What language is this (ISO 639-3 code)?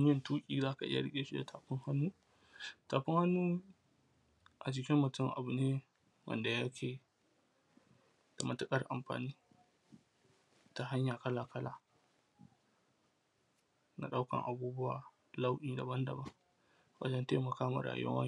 hau